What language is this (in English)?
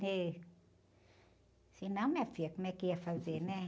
Portuguese